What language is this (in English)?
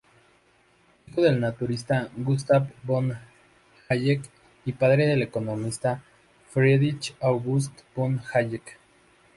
Spanish